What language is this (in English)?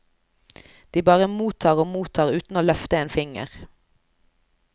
Norwegian